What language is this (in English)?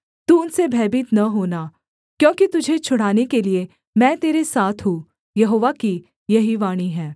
Hindi